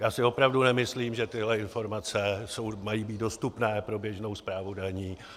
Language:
Czech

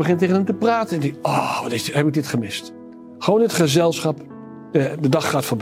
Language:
Dutch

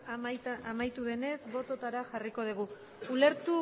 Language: Basque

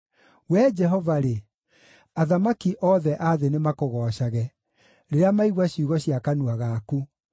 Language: Kikuyu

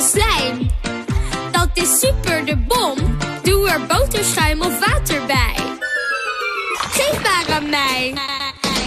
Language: Dutch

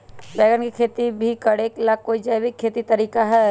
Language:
Magahi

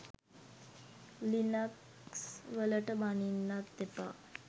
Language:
Sinhala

